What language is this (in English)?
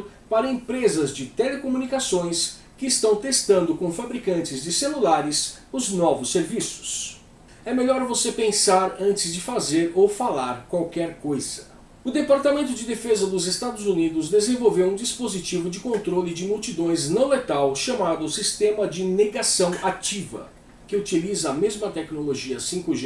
Portuguese